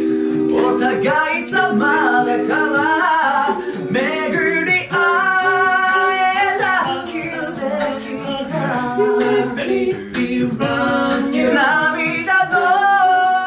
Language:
Japanese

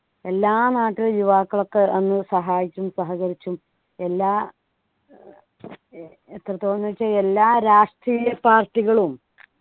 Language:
Malayalam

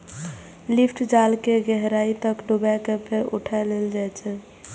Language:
Maithili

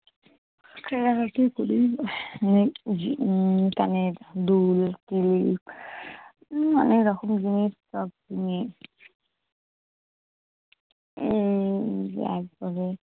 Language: Bangla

